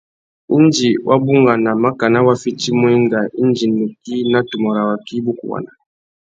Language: Tuki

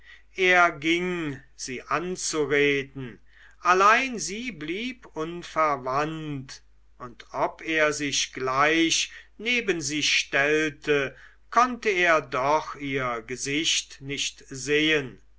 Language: German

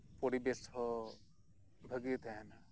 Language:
Santali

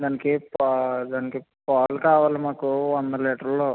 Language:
Telugu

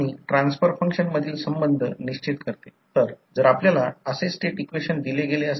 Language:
Marathi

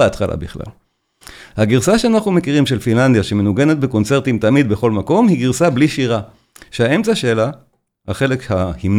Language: Hebrew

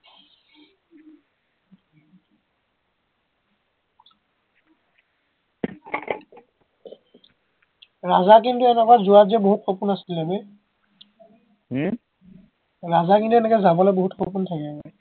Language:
Assamese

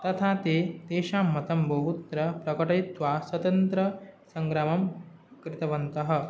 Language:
Sanskrit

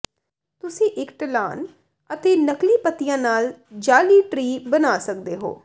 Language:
Punjabi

